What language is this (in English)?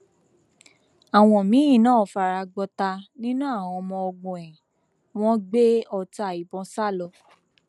Yoruba